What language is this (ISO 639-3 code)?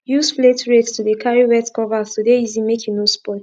pcm